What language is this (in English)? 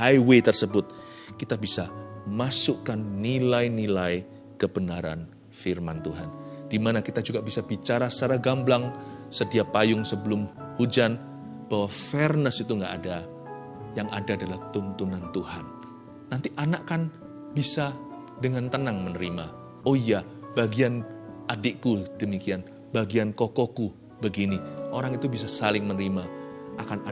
Indonesian